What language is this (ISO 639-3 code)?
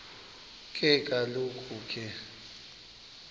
xho